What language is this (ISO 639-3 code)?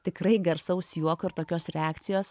lit